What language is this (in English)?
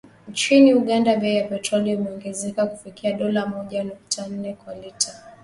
Swahili